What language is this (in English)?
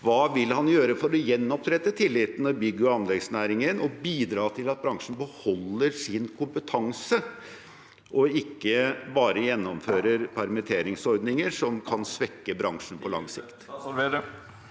Norwegian